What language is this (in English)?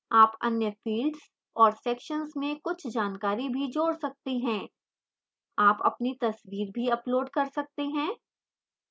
Hindi